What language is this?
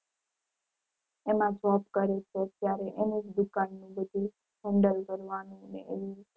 Gujarati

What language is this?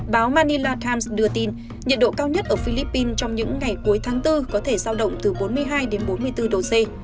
Vietnamese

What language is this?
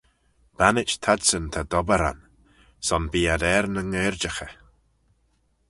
Manx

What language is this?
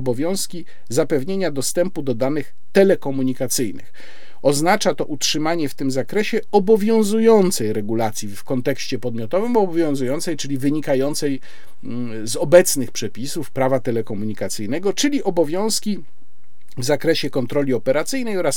Polish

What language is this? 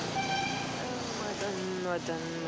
Marathi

